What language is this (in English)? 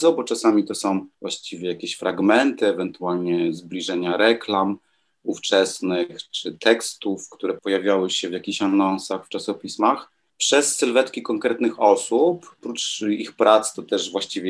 Polish